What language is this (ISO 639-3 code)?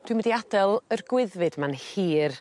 cym